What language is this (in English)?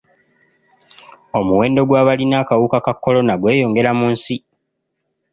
Ganda